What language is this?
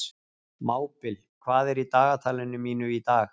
Icelandic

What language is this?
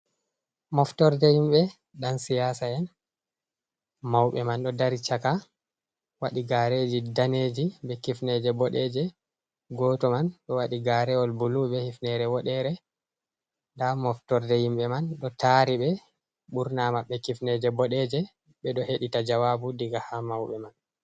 Fula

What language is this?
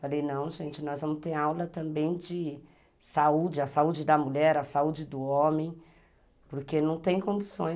Portuguese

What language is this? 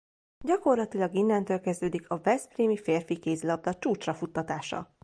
Hungarian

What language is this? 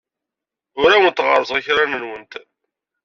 Kabyle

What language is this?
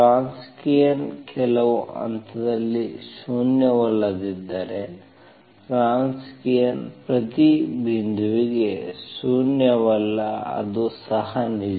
Kannada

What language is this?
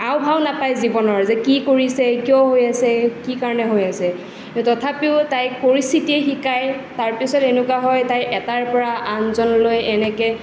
Assamese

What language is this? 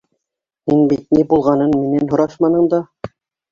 Bashkir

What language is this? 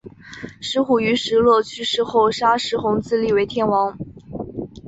Chinese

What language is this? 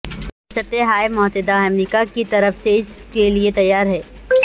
Urdu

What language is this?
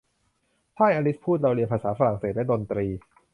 Thai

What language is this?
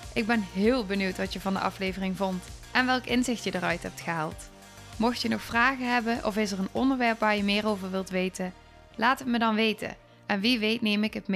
Dutch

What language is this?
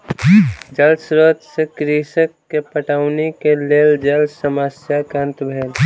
Maithili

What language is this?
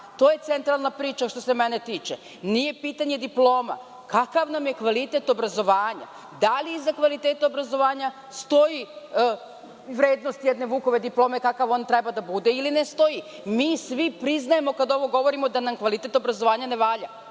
Serbian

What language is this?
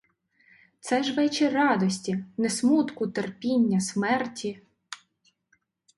Ukrainian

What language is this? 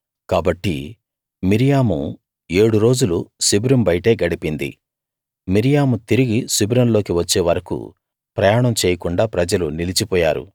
Telugu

